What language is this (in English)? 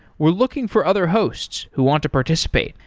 English